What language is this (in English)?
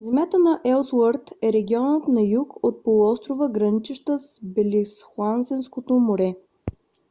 Bulgarian